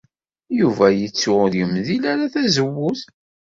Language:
Kabyle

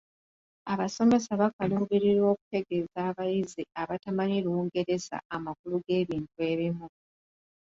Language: Ganda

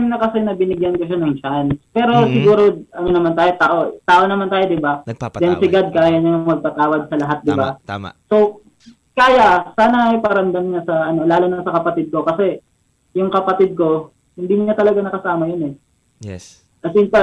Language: Filipino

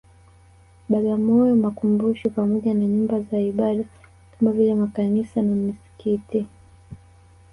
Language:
Swahili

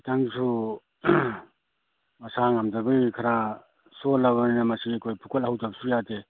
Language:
Manipuri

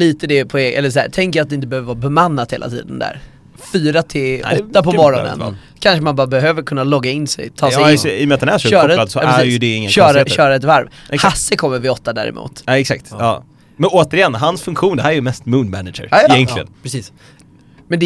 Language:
Swedish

